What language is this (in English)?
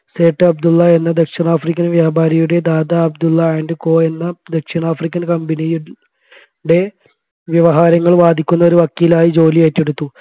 Malayalam